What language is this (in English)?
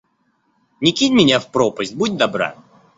Russian